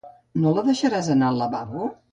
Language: Catalan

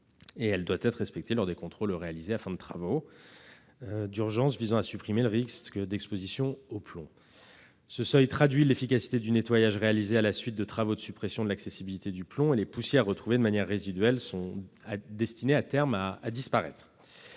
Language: French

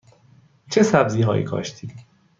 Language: Persian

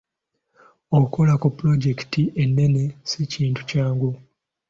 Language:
Ganda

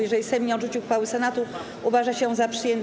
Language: Polish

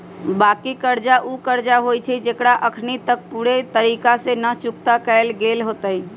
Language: Magahi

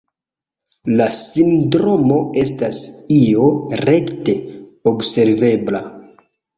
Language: Esperanto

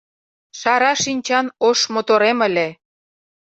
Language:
Mari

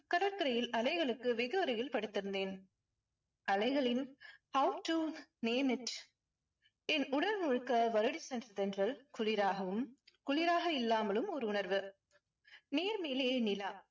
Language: Tamil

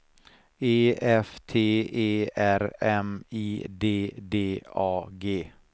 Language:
Swedish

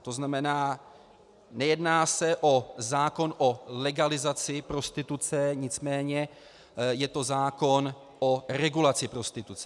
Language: Czech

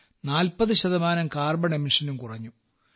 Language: Malayalam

